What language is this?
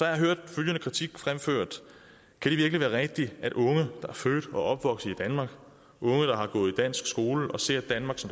Danish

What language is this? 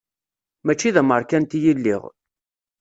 Kabyle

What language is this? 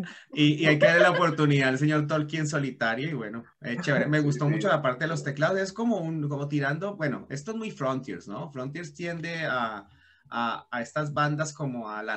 Spanish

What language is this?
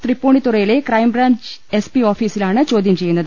Malayalam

